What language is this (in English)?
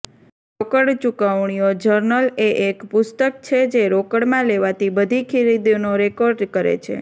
Gujarati